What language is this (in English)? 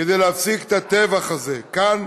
Hebrew